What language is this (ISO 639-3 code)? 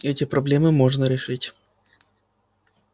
rus